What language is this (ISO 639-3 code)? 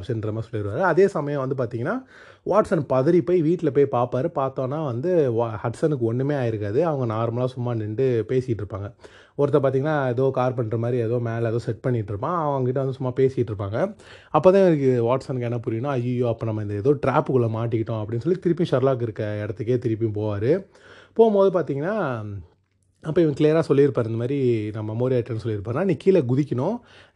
tam